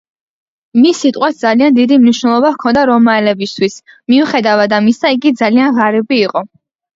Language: Georgian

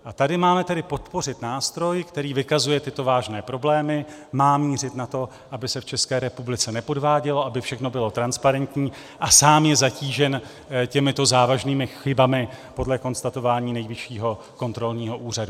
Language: Czech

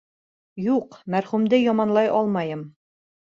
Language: Bashkir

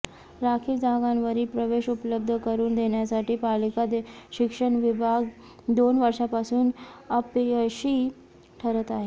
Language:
Marathi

